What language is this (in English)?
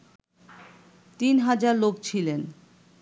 Bangla